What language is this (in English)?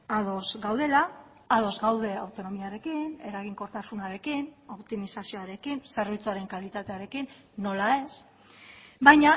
Basque